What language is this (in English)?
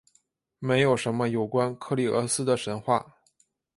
Chinese